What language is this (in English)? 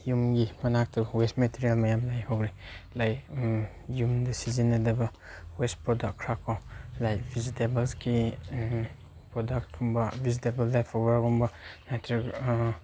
Manipuri